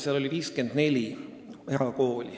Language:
Estonian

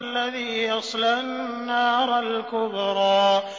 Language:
Arabic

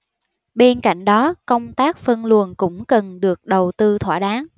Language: Vietnamese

